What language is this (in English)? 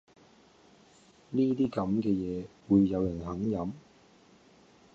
Cantonese